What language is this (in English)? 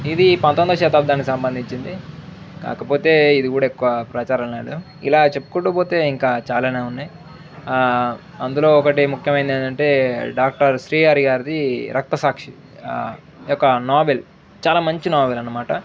Telugu